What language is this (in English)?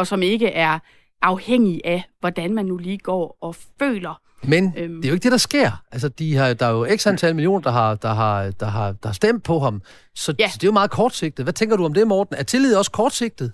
Danish